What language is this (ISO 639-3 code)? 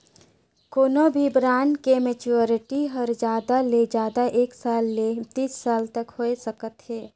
hne